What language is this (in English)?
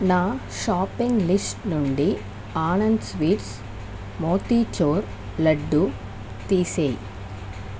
Telugu